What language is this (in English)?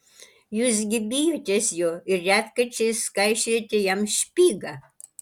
Lithuanian